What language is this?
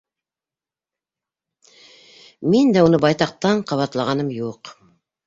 Bashkir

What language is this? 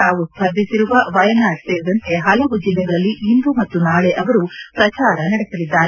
Kannada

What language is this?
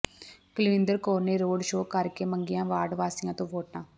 Punjabi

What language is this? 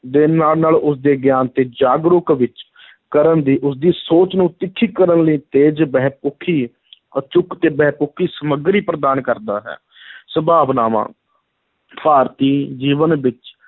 Punjabi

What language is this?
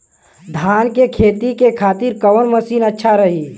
Bhojpuri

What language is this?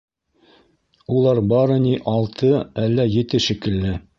Bashkir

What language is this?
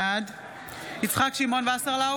Hebrew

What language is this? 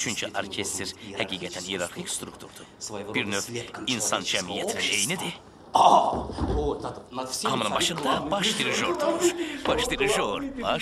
Turkish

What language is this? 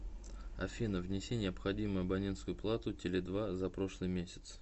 Russian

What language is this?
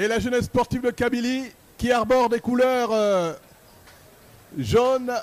French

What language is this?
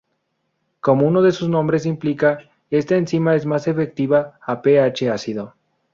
Spanish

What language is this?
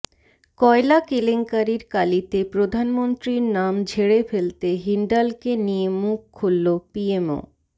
Bangla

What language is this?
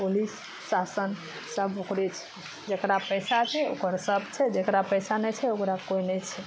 Maithili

